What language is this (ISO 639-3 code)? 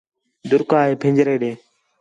xhe